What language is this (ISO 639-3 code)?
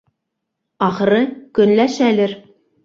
bak